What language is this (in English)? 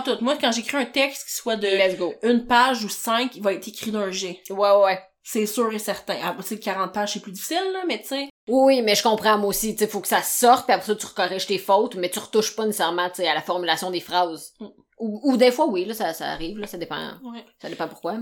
French